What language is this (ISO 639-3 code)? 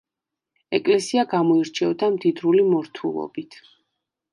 kat